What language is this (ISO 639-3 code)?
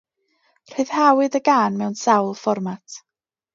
cym